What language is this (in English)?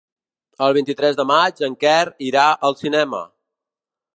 Catalan